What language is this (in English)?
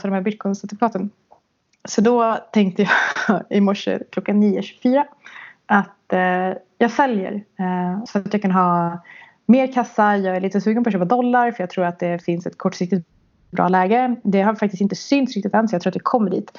Swedish